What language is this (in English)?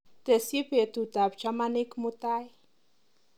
Kalenjin